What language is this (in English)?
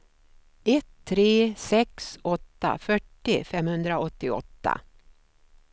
Swedish